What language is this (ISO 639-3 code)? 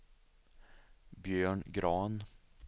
swe